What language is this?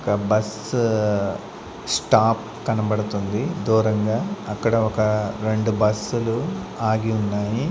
Telugu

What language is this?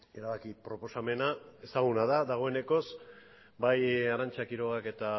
Basque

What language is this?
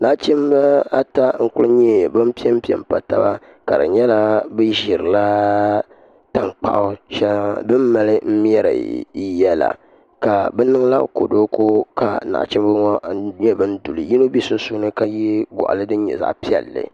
Dagbani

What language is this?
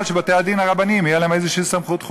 Hebrew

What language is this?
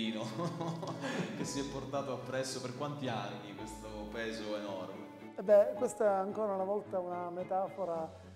Italian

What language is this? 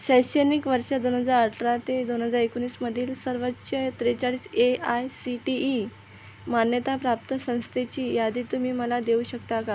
Marathi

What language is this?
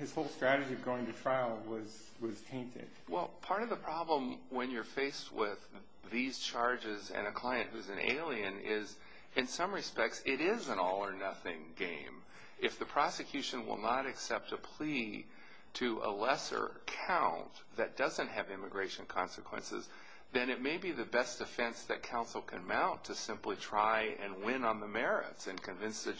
English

